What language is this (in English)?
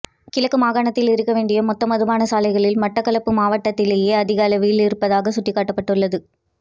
Tamil